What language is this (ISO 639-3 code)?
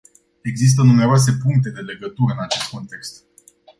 ron